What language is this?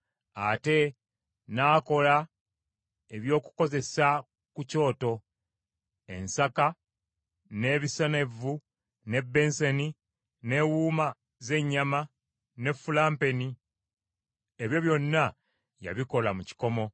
Ganda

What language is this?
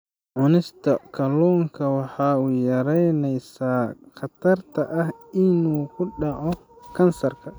Somali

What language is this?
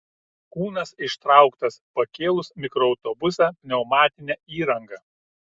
Lithuanian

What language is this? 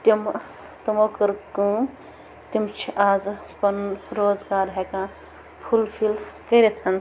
Kashmiri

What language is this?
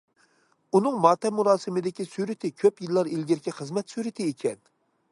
Uyghur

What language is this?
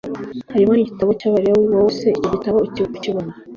Kinyarwanda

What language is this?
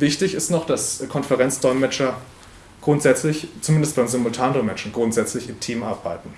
German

